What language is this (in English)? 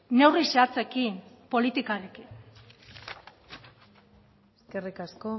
Basque